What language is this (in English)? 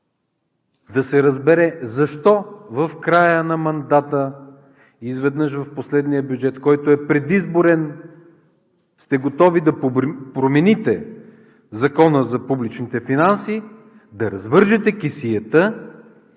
Bulgarian